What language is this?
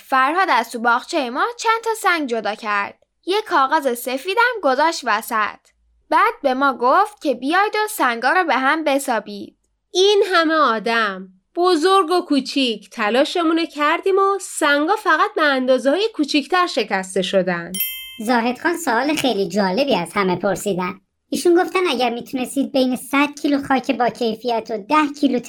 Persian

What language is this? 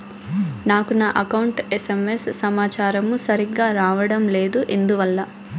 Telugu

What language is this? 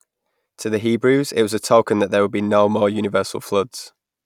English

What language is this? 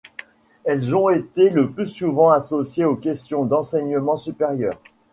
French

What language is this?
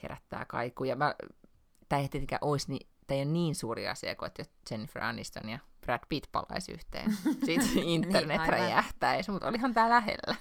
Finnish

